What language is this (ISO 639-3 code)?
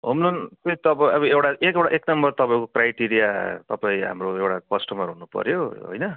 nep